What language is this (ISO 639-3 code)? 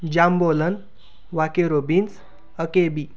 mar